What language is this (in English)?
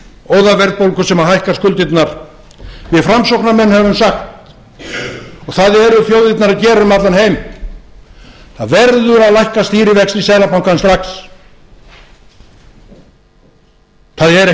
Icelandic